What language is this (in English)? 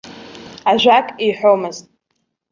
Abkhazian